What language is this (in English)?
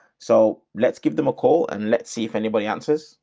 English